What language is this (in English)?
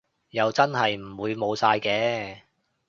Cantonese